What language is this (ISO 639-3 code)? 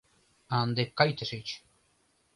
chm